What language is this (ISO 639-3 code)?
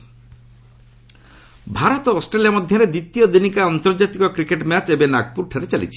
ori